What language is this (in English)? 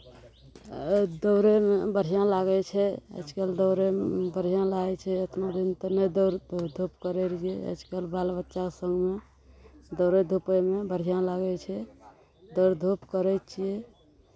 Maithili